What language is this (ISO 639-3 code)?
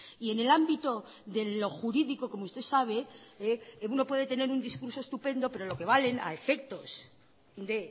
spa